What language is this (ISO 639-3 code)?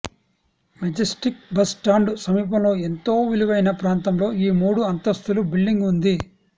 tel